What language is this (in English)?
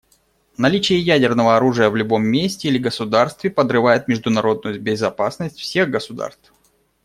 Russian